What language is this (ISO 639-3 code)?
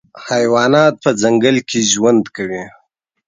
pus